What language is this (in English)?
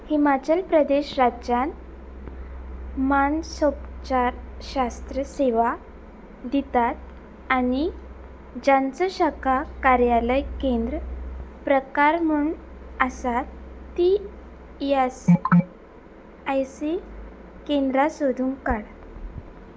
Konkani